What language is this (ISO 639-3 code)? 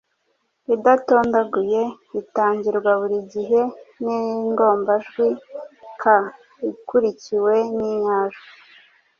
kin